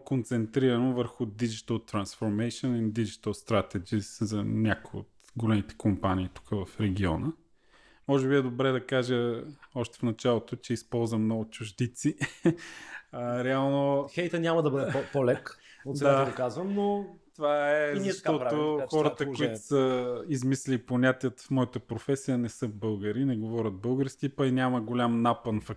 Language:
Bulgarian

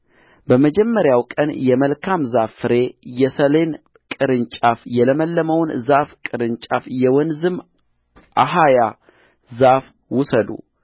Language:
Amharic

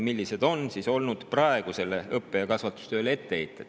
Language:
Estonian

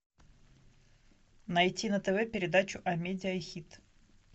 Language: Russian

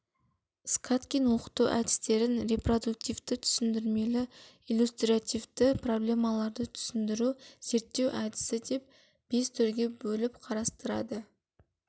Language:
Kazakh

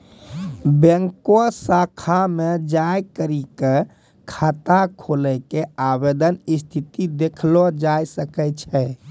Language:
Maithili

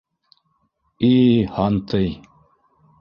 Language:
Bashkir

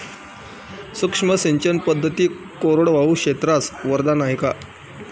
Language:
Marathi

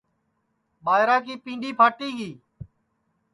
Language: Sansi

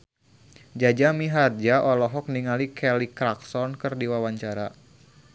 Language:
Sundanese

